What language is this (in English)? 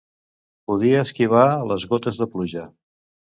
Catalan